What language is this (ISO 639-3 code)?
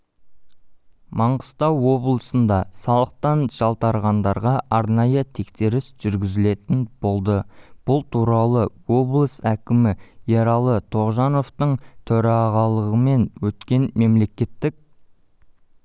kaz